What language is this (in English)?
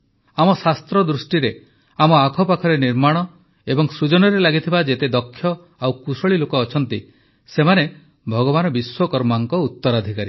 Odia